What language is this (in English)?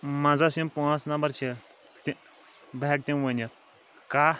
Kashmiri